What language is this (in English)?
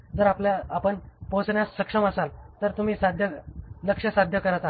Marathi